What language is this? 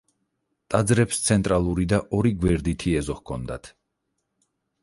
Georgian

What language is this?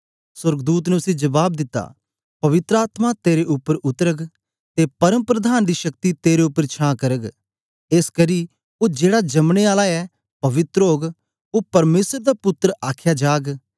Dogri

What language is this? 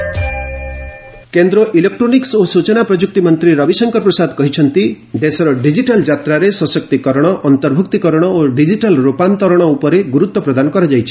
Odia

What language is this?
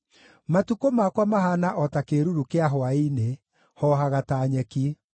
Kikuyu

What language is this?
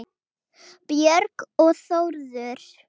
Icelandic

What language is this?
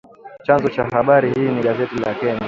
Swahili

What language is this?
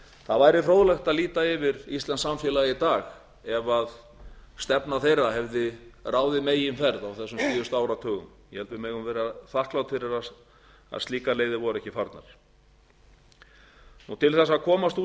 Icelandic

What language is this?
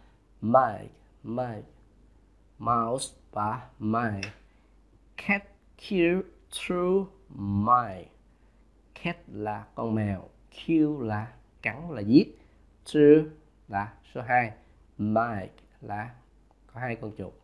Vietnamese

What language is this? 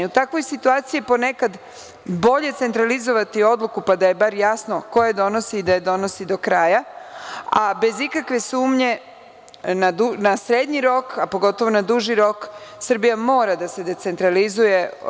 Serbian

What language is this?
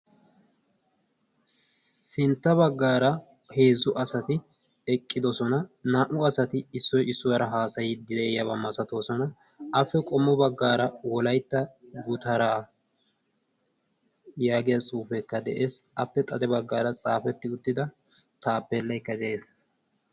Wolaytta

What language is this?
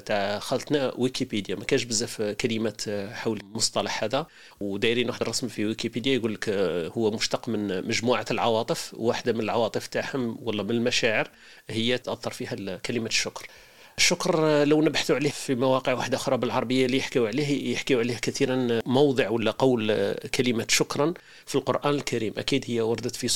Arabic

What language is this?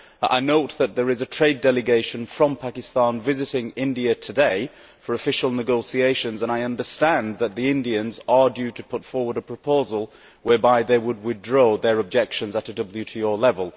English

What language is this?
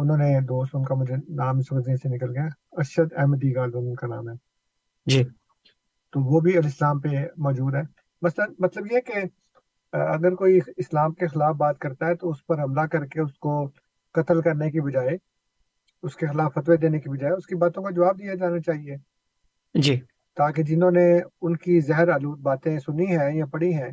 Urdu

